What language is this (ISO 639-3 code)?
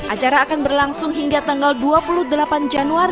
ind